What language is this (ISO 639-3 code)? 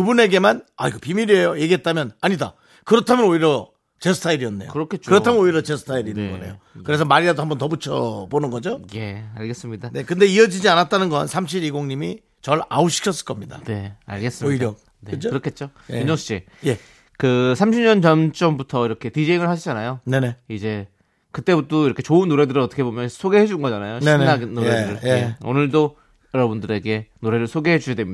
kor